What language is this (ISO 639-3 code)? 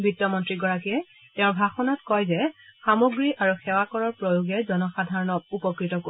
asm